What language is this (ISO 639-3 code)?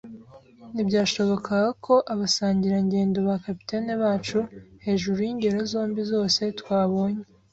kin